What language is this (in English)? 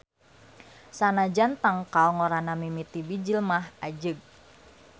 Sundanese